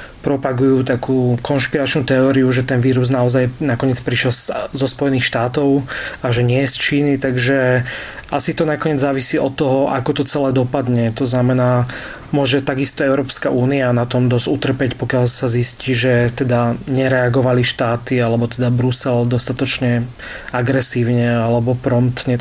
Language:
Slovak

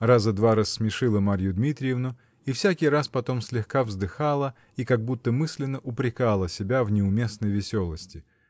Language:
Russian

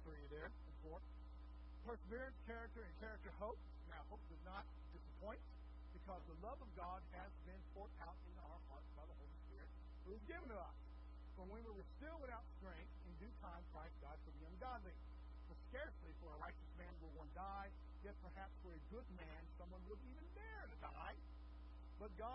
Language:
English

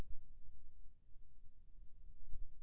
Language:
Chhattisgarhi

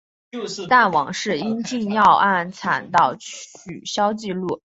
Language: Chinese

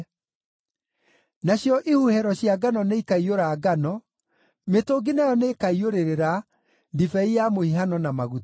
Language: Kikuyu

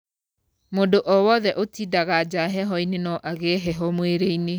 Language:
Kikuyu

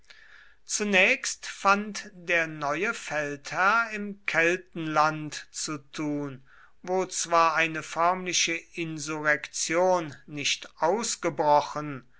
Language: German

